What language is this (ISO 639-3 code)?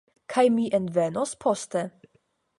epo